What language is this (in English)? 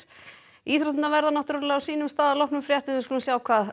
Icelandic